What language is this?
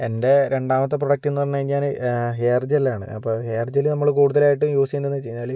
Malayalam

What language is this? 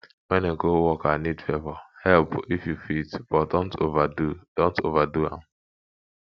Nigerian Pidgin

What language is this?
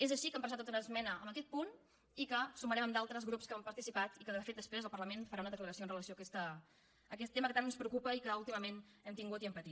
Catalan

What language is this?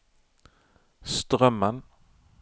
Norwegian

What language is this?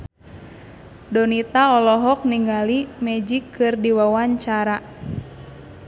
Sundanese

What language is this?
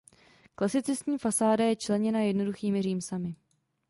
Czech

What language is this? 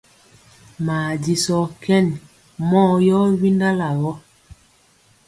Mpiemo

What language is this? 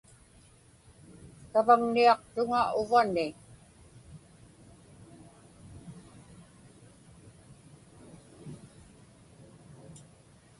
Inupiaq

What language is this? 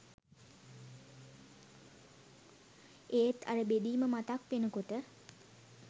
Sinhala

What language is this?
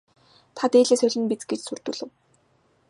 Mongolian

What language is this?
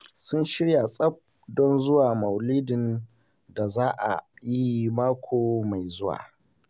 Hausa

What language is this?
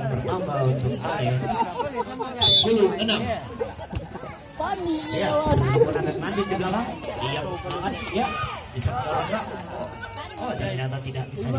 Indonesian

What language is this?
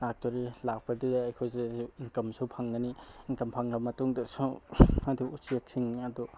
Manipuri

